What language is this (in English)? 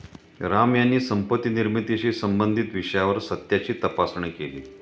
Marathi